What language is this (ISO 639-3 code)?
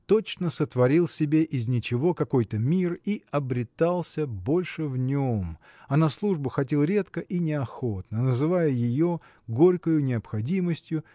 rus